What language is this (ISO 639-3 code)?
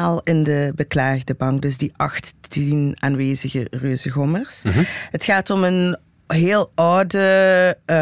nld